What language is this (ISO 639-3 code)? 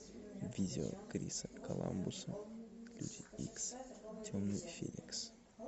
rus